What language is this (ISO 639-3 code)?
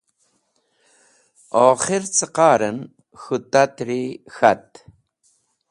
wbl